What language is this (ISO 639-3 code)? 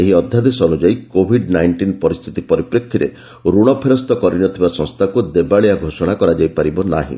ori